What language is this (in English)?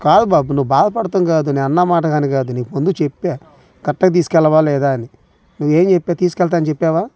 Telugu